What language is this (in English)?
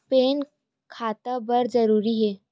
Chhattisgarhi